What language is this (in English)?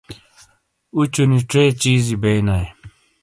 Shina